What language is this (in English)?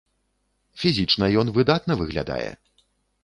Belarusian